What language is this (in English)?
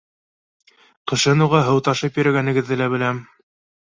Bashkir